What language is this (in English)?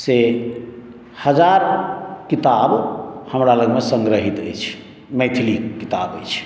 Maithili